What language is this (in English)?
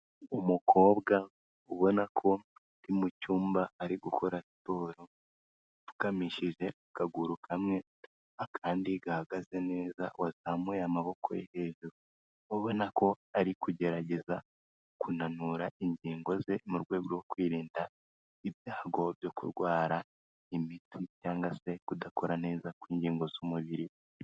Kinyarwanda